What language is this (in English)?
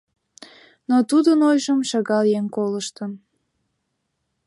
Mari